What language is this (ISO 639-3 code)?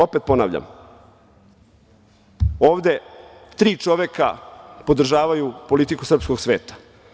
srp